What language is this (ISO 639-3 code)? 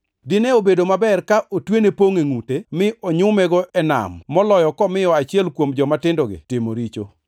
luo